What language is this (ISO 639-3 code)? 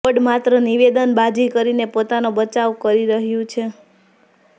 guj